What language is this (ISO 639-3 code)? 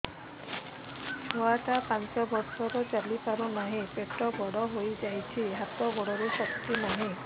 ori